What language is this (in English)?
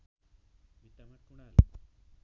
Nepali